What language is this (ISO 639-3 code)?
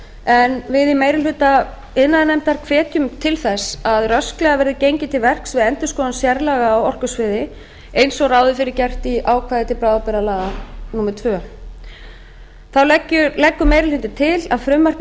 isl